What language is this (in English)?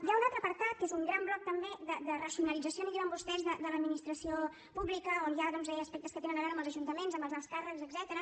Catalan